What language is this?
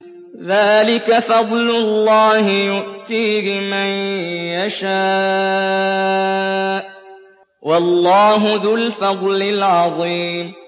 Arabic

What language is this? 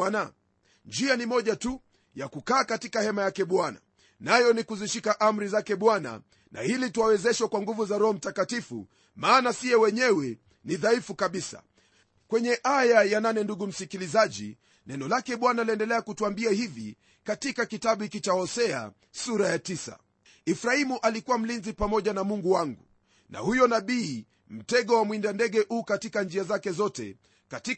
Swahili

